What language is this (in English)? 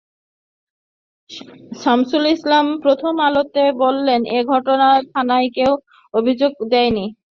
Bangla